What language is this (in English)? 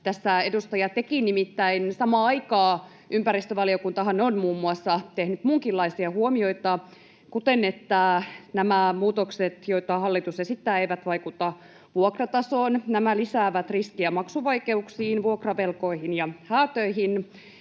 Finnish